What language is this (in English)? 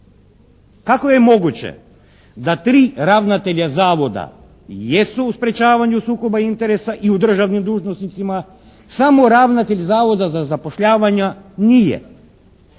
Croatian